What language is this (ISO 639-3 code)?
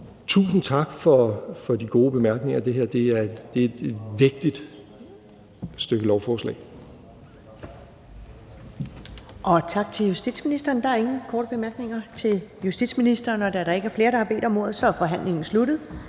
dan